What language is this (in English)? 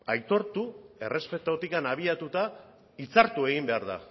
Basque